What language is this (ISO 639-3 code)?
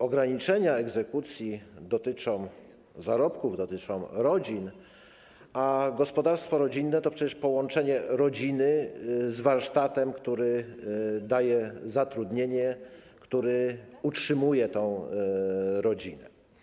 pol